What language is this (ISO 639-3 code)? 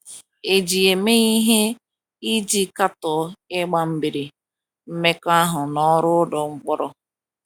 ibo